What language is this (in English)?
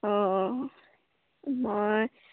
Assamese